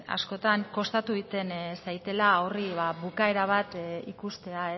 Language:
Basque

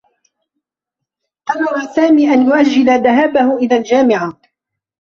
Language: Arabic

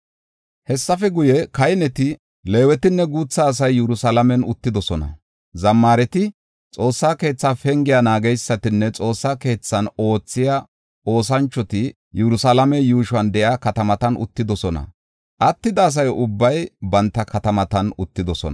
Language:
Gofa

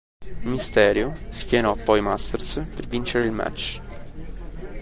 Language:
Italian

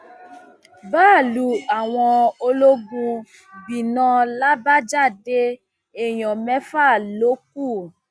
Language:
Yoruba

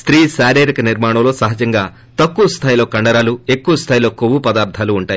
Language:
Telugu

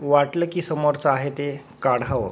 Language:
Marathi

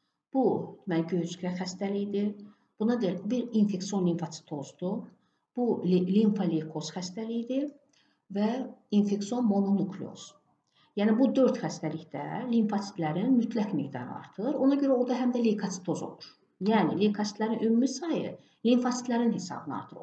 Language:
Turkish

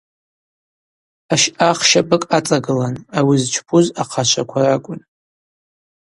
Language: Abaza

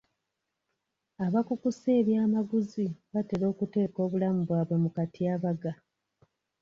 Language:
Ganda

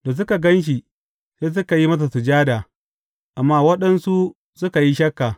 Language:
Hausa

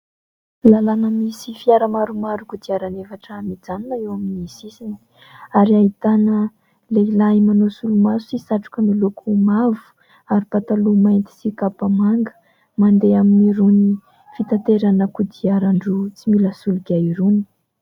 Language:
Malagasy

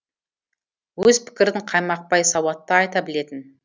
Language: Kazakh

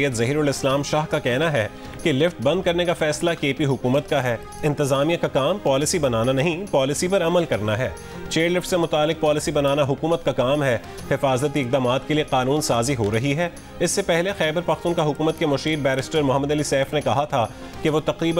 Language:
Hindi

